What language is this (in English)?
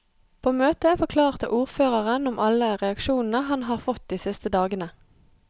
Norwegian